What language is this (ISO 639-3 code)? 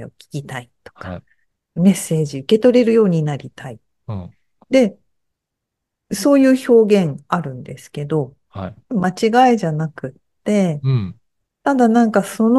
jpn